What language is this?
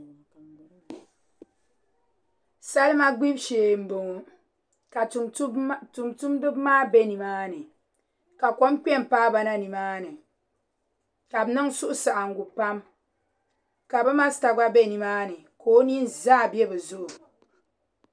Dagbani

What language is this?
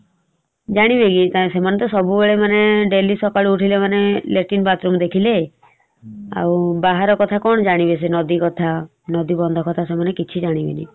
Odia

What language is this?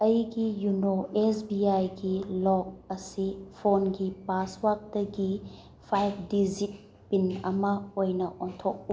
Manipuri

